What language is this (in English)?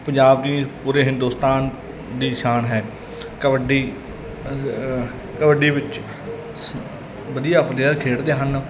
Punjabi